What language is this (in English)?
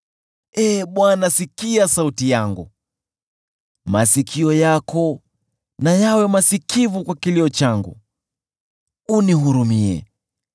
Swahili